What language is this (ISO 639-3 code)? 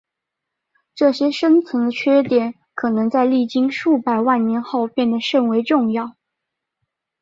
zho